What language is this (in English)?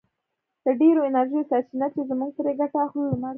Pashto